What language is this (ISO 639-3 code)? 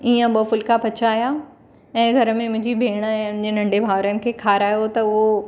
snd